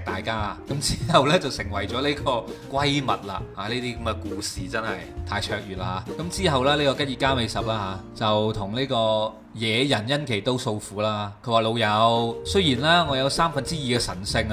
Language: Chinese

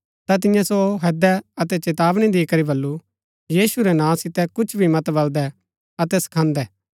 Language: Gaddi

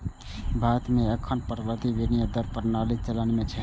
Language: Maithili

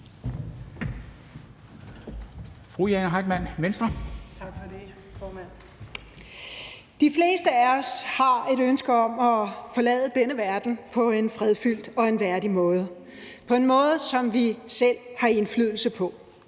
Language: Danish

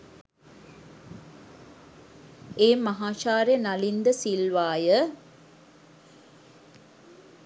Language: Sinhala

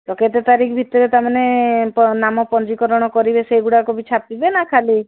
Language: Odia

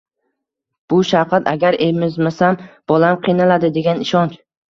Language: Uzbek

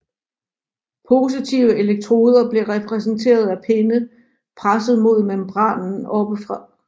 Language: Danish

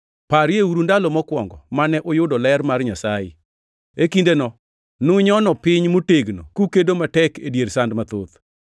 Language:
Luo (Kenya and Tanzania)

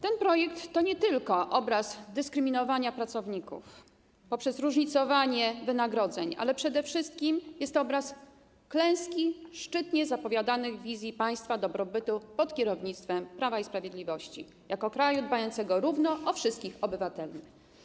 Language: Polish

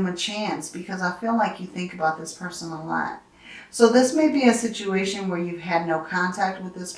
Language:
English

